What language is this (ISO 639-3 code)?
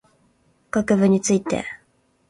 jpn